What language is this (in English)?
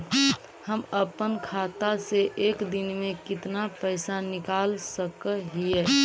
Magahi